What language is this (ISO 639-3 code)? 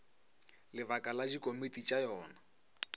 nso